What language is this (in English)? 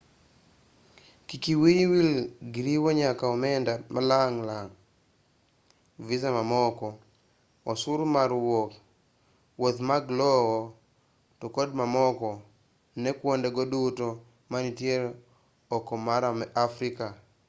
Luo (Kenya and Tanzania)